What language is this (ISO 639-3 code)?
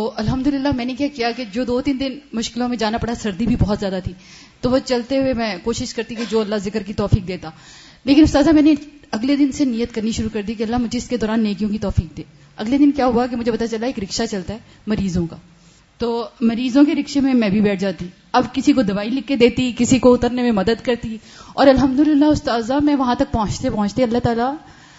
urd